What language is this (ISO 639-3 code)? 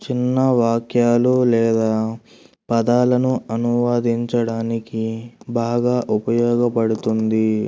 tel